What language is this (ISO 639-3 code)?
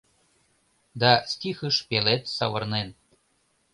chm